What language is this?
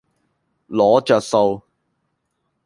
Cantonese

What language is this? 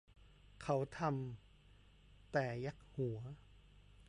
Thai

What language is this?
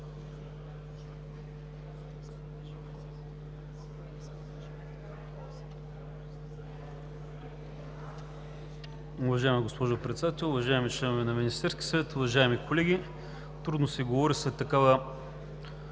Bulgarian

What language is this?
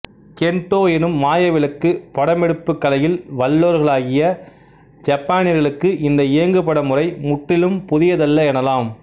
Tamil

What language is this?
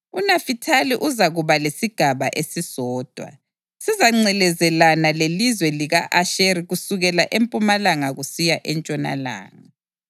North Ndebele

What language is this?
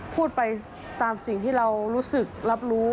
Thai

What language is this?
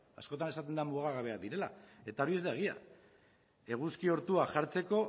Basque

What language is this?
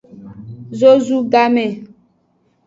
Aja (Benin)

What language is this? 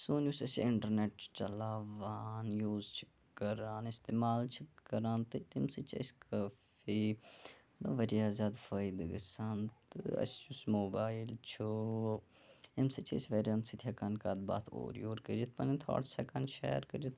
Kashmiri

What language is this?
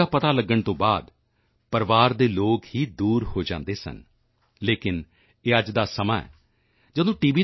Punjabi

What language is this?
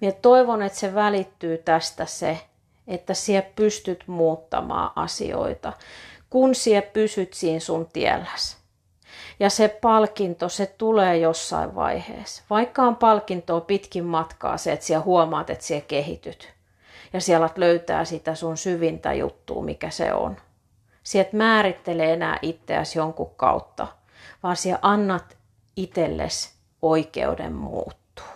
Finnish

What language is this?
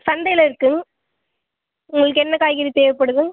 Tamil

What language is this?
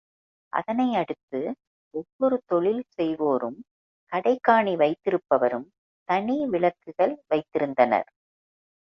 Tamil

